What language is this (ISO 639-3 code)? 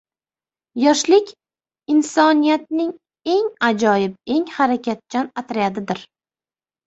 uzb